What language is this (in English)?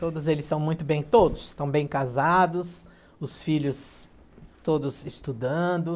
Portuguese